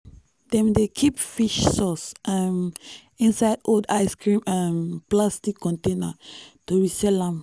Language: Nigerian Pidgin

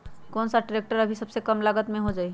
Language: Magahi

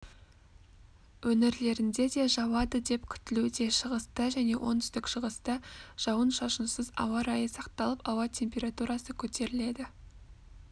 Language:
Kazakh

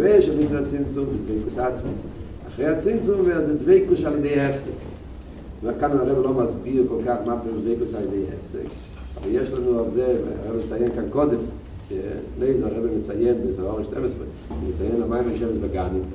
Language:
Hebrew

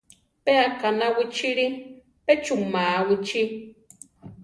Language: Central Tarahumara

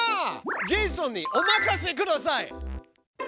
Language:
Japanese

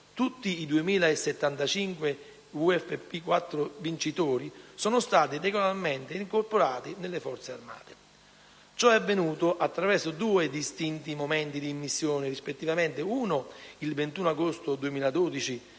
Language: Italian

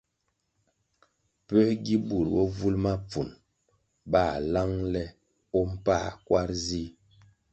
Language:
Kwasio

